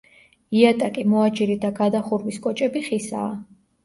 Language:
Georgian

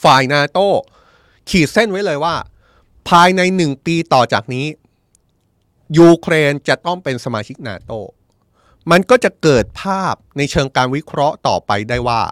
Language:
Thai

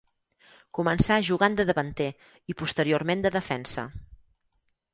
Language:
Catalan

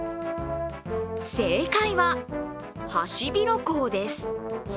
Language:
Japanese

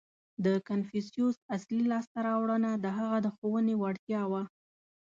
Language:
Pashto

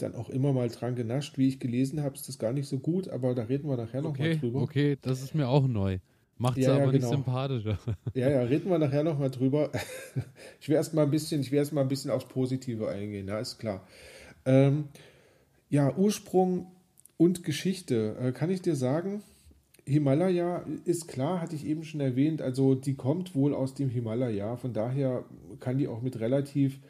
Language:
German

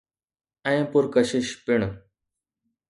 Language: Sindhi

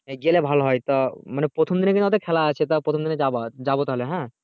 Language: Bangla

